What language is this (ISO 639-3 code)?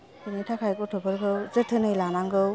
brx